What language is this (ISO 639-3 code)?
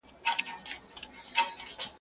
pus